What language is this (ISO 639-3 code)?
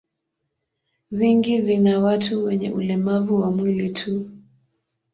swa